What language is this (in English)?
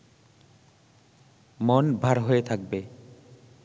Bangla